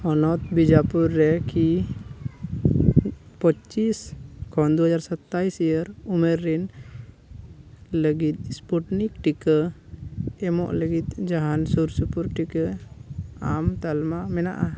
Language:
Santali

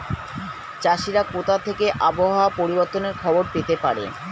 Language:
Bangla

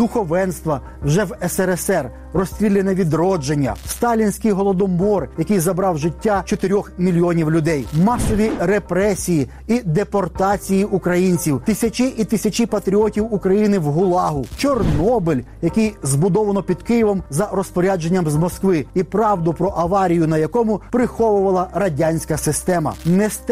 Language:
Ukrainian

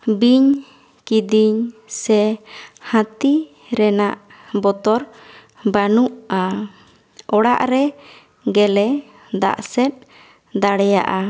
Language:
Santali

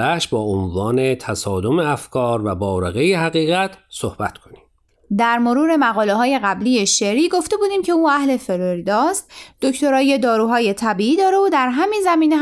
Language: Persian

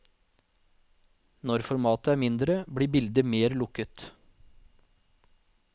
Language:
Norwegian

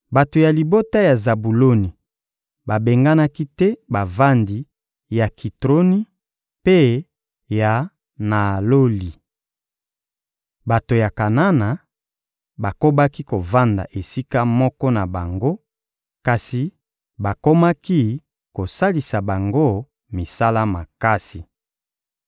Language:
Lingala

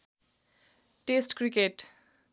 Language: Nepali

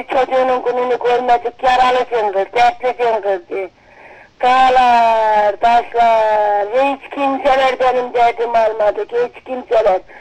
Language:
Turkish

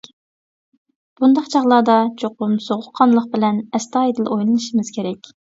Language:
Uyghur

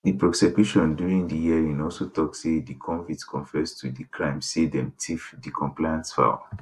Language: Nigerian Pidgin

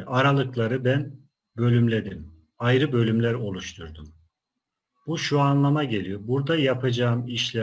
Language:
Turkish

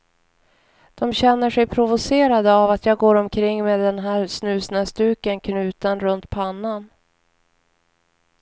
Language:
Swedish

